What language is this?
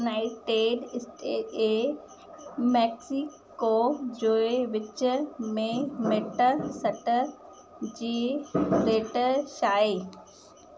Sindhi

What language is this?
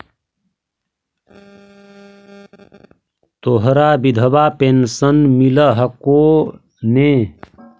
Magahi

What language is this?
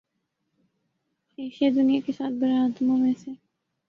Urdu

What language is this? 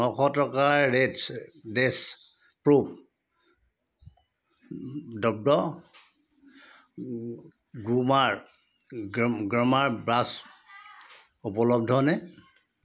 Assamese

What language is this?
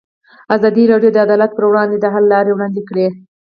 Pashto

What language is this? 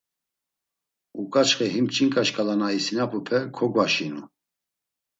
Laz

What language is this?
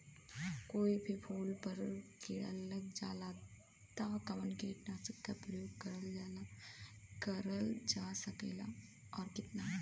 Bhojpuri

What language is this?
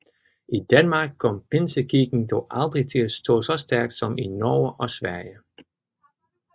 Danish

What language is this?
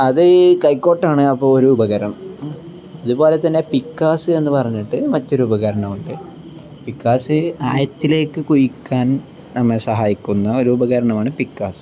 Malayalam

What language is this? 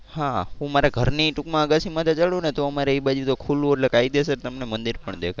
Gujarati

